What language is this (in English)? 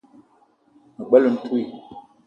Eton (Cameroon)